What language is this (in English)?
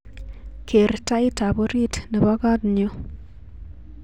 Kalenjin